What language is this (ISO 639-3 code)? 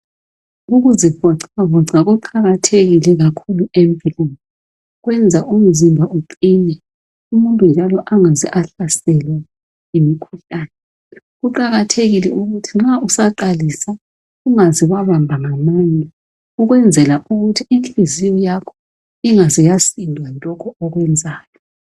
nde